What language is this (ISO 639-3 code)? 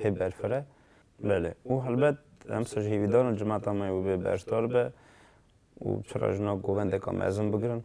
ara